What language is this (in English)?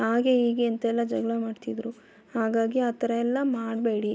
Kannada